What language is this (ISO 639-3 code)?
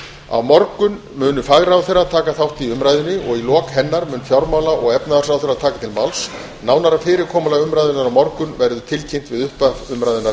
isl